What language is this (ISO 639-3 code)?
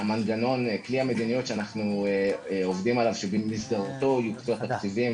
heb